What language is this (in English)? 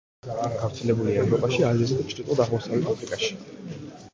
Georgian